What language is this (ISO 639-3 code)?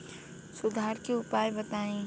bho